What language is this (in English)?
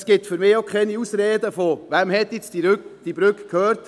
Swiss German